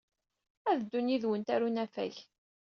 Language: Kabyle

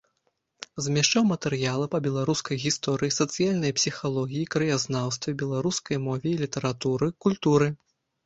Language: Belarusian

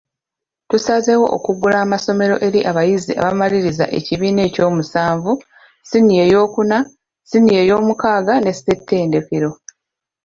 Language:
Ganda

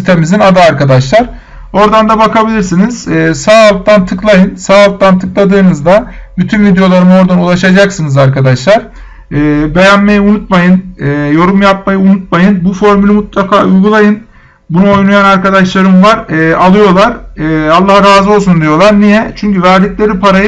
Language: Turkish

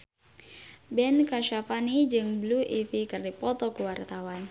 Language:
Sundanese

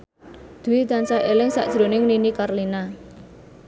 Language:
Javanese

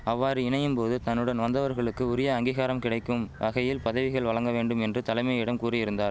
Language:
Tamil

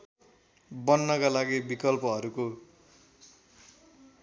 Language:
Nepali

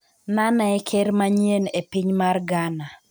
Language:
Luo (Kenya and Tanzania)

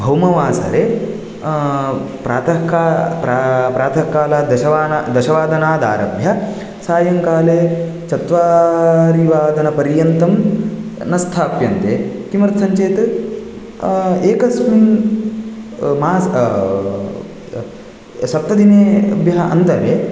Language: Sanskrit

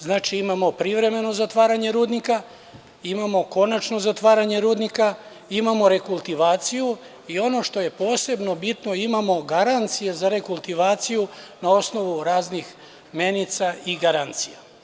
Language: Serbian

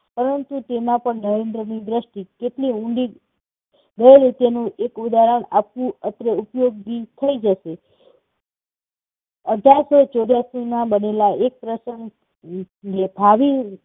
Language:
Gujarati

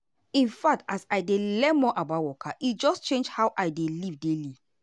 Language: Nigerian Pidgin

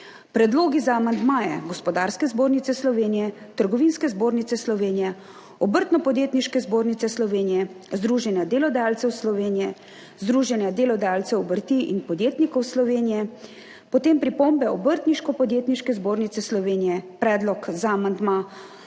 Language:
Slovenian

